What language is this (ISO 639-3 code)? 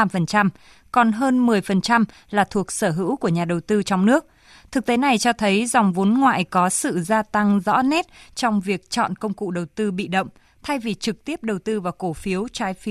vie